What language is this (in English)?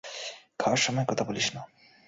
Bangla